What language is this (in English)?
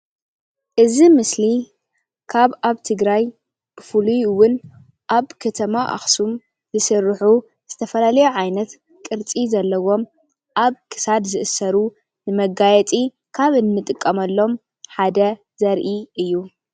Tigrinya